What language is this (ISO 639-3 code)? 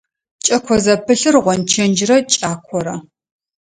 ady